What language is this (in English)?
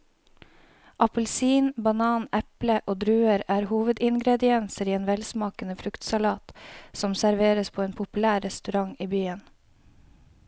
Norwegian